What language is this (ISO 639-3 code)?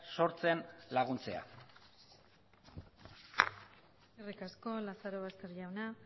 eus